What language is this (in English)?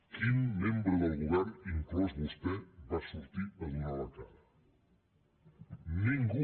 Catalan